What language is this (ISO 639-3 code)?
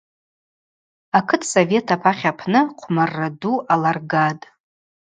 abq